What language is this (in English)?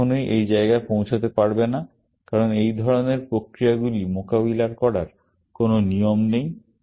Bangla